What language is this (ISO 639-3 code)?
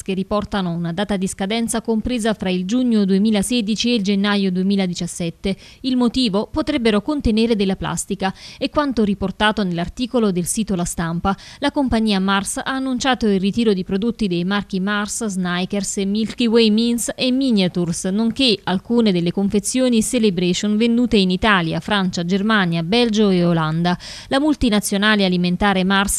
ita